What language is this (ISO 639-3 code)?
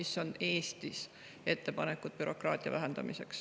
est